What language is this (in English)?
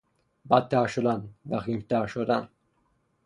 Persian